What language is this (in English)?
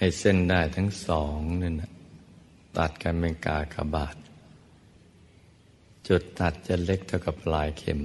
Thai